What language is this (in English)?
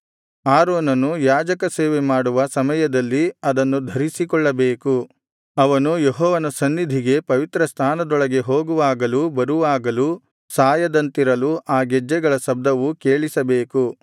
Kannada